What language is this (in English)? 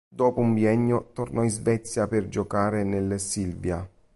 Italian